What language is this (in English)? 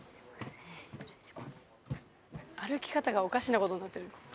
Japanese